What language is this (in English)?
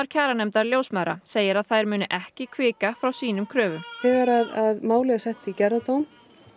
Icelandic